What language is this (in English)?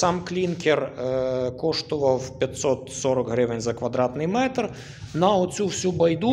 Ukrainian